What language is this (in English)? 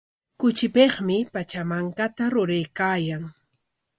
Corongo Ancash Quechua